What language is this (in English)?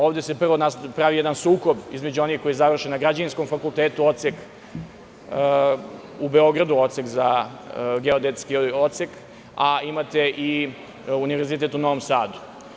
Serbian